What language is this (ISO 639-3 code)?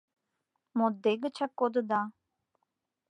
chm